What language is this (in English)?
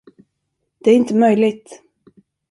Swedish